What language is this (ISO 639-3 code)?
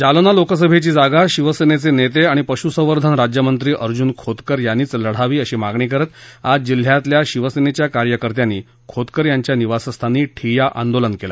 mar